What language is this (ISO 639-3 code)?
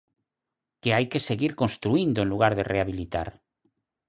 glg